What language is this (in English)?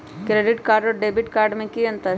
Magahi